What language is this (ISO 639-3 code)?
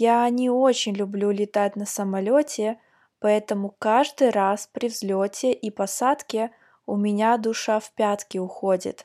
rus